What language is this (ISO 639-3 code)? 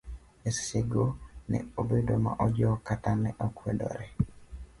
luo